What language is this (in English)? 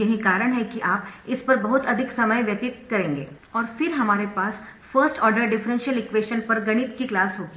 Hindi